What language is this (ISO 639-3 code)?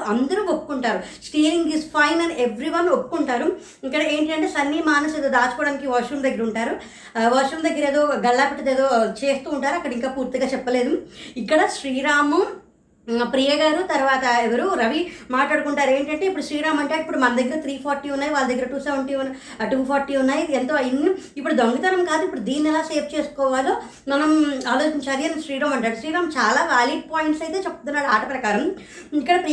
tel